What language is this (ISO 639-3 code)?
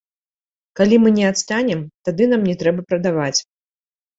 bel